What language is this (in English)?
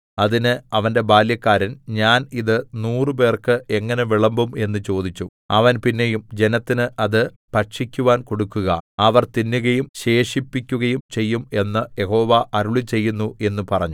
Malayalam